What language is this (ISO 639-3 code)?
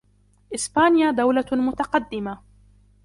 ara